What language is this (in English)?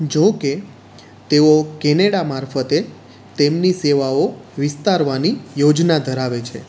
Gujarati